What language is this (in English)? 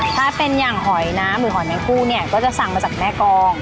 Thai